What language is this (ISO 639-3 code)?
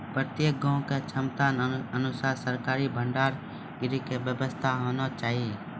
mai